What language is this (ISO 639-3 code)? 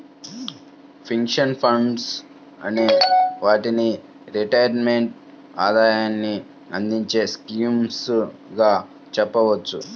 tel